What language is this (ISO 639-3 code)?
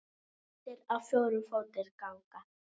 isl